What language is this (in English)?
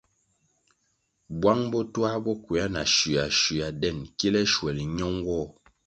Kwasio